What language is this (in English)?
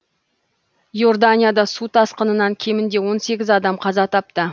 Kazakh